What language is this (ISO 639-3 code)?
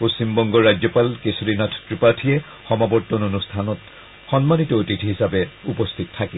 asm